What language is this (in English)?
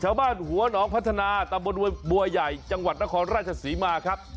Thai